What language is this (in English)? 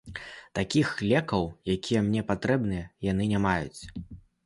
Belarusian